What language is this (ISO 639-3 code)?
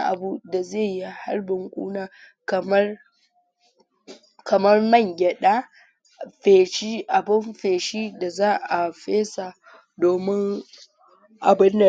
hau